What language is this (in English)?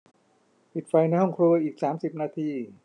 Thai